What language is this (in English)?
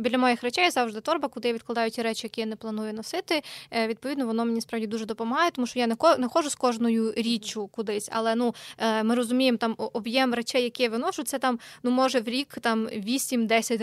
Ukrainian